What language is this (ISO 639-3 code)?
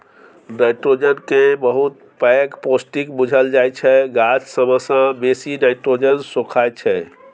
mai